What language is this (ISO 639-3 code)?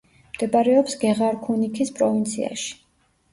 kat